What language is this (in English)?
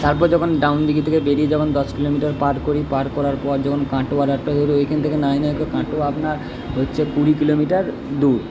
Bangla